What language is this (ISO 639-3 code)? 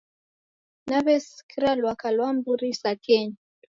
dav